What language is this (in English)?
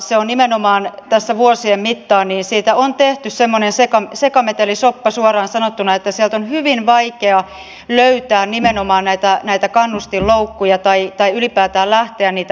Finnish